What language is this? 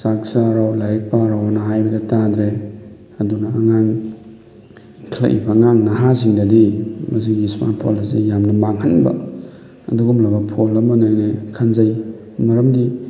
Manipuri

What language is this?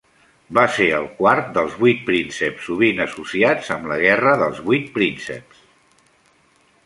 Catalan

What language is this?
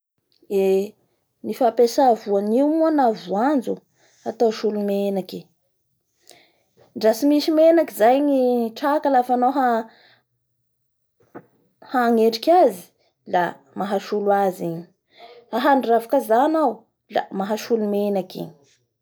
Bara Malagasy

